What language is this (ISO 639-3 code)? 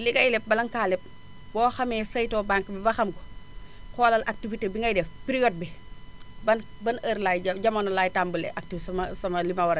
wol